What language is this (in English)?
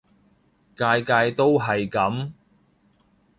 Cantonese